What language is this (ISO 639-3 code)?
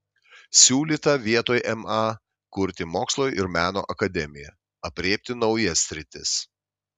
lit